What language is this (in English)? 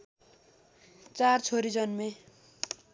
Nepali